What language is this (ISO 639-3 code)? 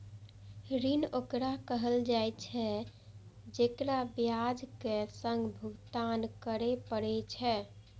mai